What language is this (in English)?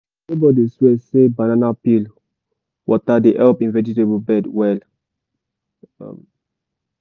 Nigerian Pidgin